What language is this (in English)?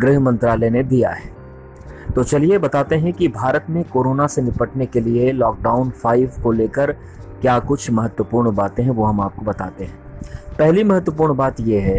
Hindi